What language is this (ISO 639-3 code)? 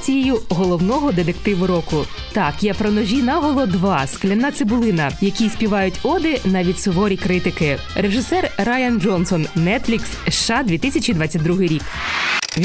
ukr